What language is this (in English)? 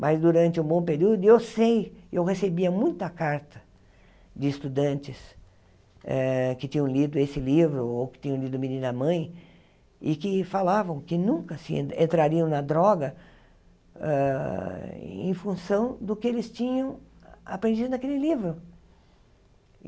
Portuguese